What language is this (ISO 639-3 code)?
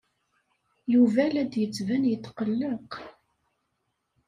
kab